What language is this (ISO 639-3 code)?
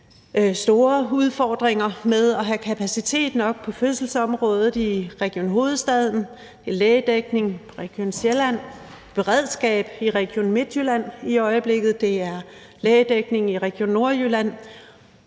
dan